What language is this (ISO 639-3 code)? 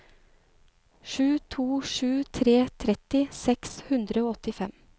nor